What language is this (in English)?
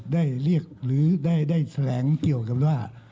Thai